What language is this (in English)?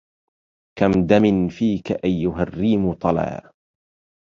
Arabic